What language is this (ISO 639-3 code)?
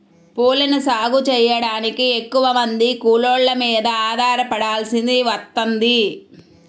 tel